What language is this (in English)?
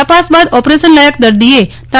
Gujarati